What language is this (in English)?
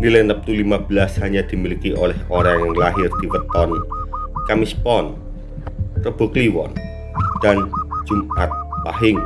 Indonesian